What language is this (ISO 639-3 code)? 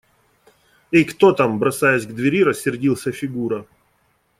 rus